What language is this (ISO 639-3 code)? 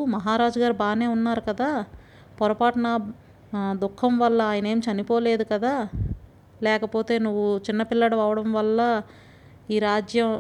tel